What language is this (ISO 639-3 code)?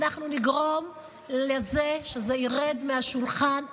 heb